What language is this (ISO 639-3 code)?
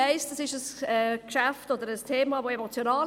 gsw